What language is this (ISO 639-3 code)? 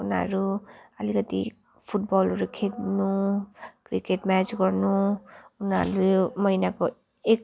nep